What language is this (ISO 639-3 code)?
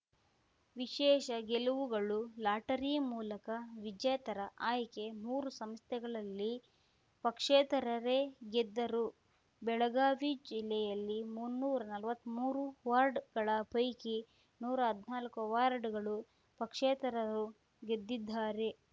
kan